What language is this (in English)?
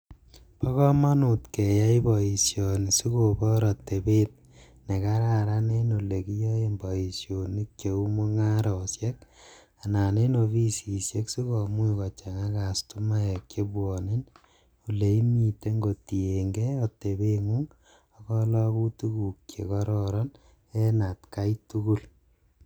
Kalenjin